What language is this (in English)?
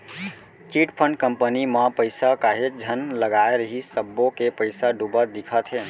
Chhattisgarhi